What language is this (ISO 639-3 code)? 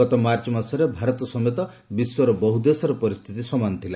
ori